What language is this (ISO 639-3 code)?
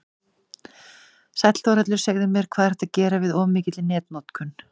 isl